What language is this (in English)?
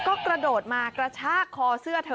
Thai